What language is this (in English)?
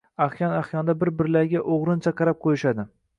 Uzbek